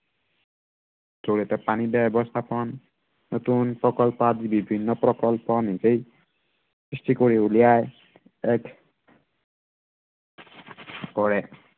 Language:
Assamese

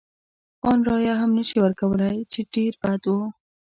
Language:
Pashto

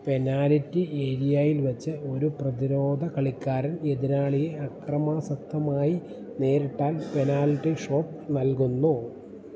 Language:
Malayalam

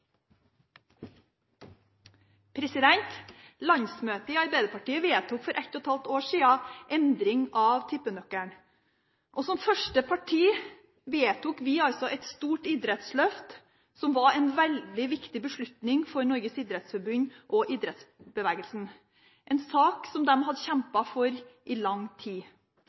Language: Norwegian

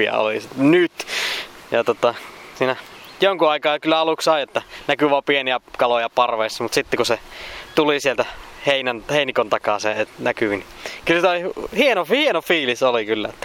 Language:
Finnish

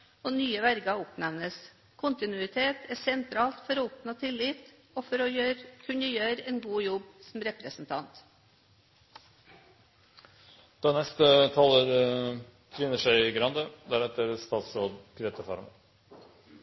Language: Norwegian Bokmål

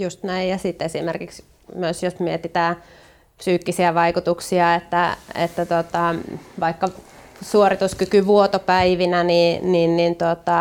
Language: Finnish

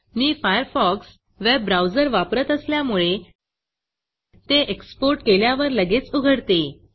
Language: Marathi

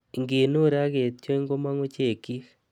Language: Kalenjin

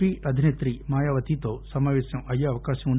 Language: Telugu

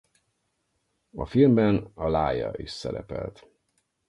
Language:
Hungarian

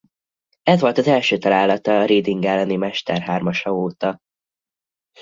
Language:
Hungarian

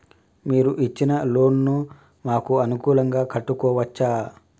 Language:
Telugu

